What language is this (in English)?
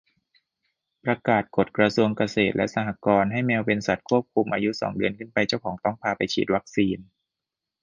Thai